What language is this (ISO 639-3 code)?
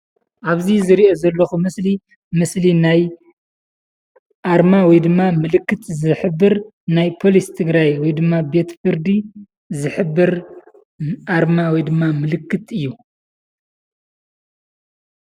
tir